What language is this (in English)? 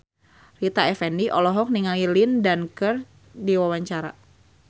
Sundanese